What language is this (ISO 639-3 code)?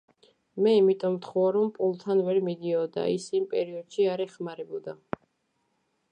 kat